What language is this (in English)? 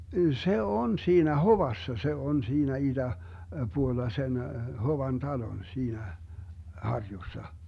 Finnish